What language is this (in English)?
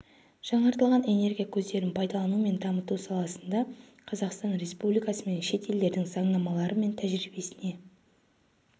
Kazakh